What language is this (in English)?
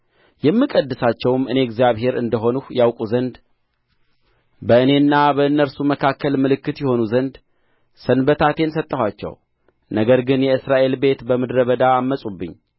Amharic